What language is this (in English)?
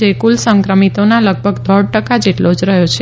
Gujarati